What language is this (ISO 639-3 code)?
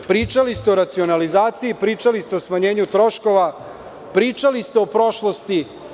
srp